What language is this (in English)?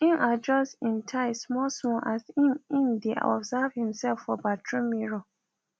Nigerian Pidgin